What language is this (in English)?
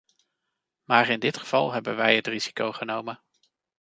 Dutch